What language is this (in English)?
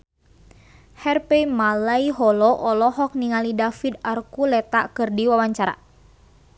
Sundanese